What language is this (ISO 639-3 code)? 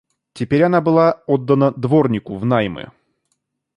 rus